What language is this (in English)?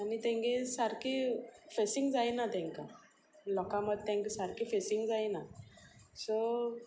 Konkani